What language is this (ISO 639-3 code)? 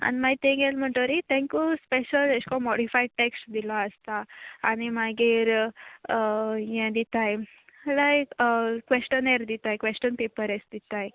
kok